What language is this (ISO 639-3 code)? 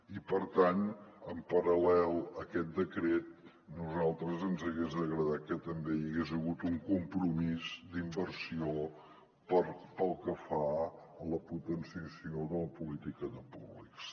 cat